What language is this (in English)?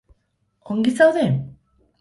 Basque